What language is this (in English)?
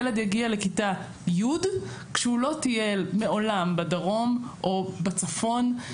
Hebrew